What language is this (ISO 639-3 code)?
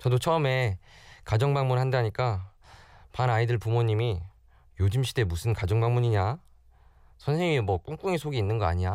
kor